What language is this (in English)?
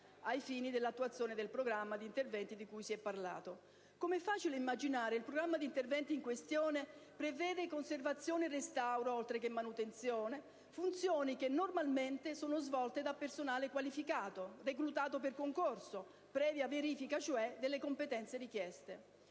Italian